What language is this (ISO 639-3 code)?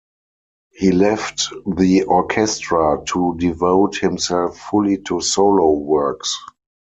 eng